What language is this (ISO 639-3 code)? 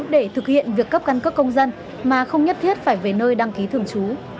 vie